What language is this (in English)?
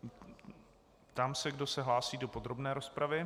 Czech